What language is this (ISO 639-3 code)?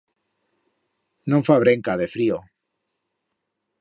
arg